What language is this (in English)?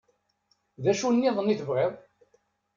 Kabyle